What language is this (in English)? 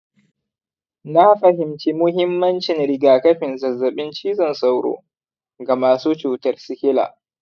Hausa